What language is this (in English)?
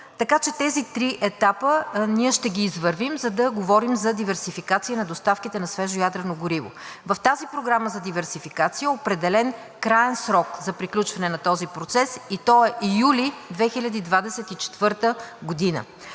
Bulgarian